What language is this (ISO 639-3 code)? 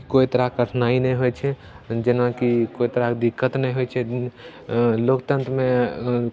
mai